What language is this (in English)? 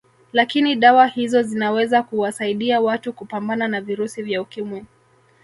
Swahili